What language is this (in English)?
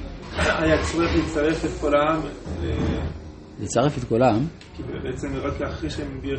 Hebrew